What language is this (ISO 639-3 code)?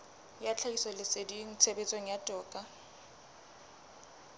sot